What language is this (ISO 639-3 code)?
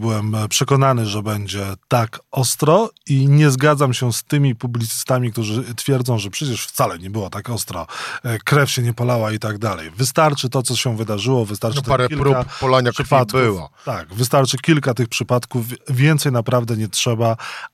pol